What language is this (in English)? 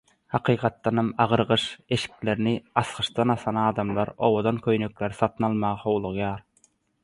Turkmen